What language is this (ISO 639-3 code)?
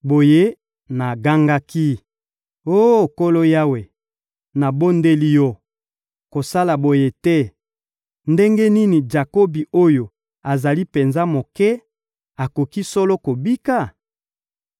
lin